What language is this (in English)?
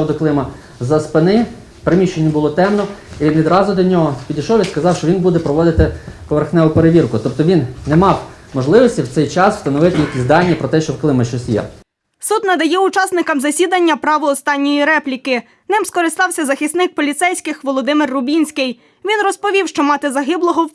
Ukrainian